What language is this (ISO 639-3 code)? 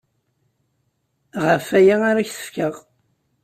kab